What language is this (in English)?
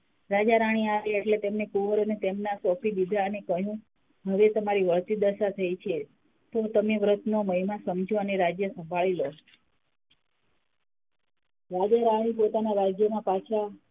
Gujarati